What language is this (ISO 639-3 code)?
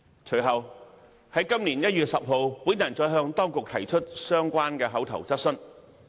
yue